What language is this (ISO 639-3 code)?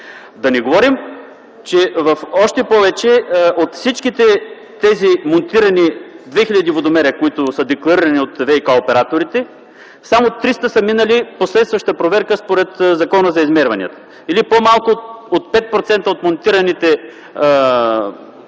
bul